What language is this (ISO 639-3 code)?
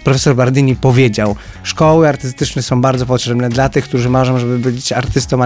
pol